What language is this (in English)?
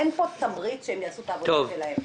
Hebrew